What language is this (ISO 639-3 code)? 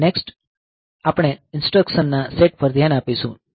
guj